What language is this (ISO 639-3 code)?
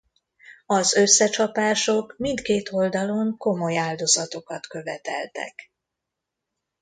hun